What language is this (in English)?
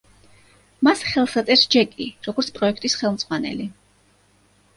Georgian